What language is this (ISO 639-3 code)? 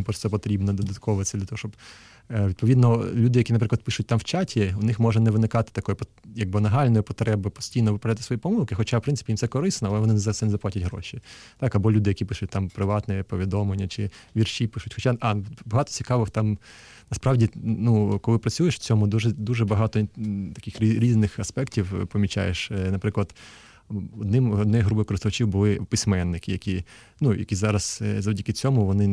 ukr